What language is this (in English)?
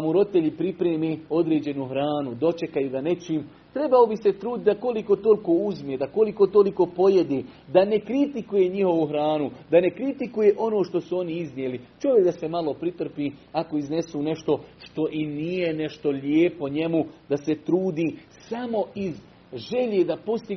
Croatian